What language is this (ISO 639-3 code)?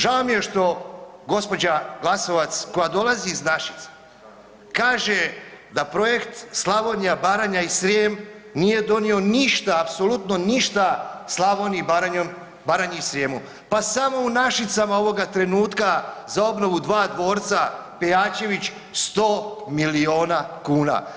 hrv